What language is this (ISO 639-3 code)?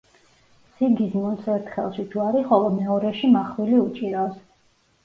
kat